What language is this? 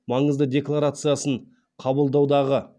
Kazakh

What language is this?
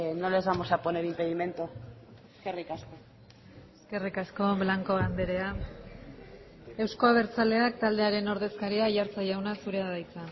Basque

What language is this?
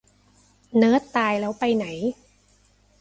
Thai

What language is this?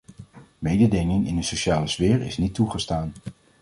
Dutch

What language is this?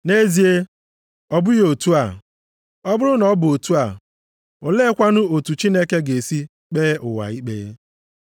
Igbo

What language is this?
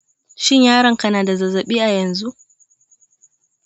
Hausa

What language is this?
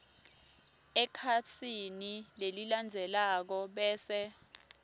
Swati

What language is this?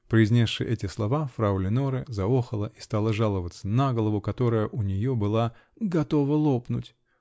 Russian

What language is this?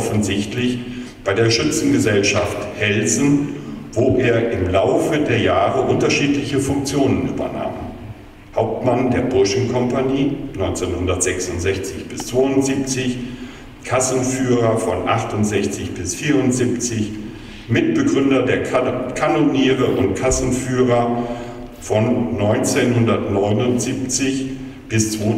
German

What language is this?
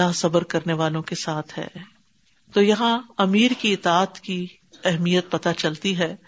Urdu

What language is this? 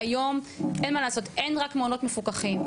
Hebrew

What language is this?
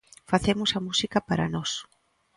Galician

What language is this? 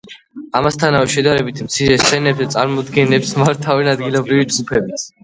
Georgian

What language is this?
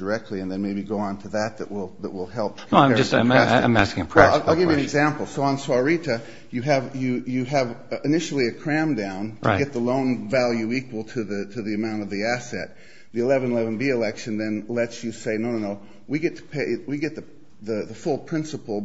English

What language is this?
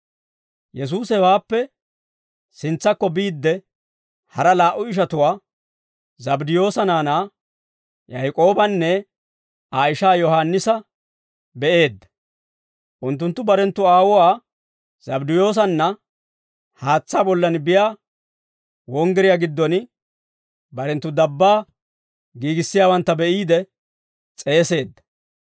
Dawro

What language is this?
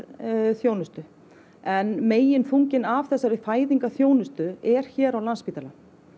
Icelandic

